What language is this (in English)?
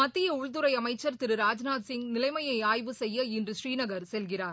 Tamil